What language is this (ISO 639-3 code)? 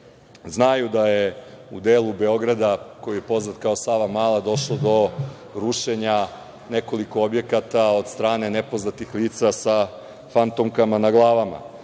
srp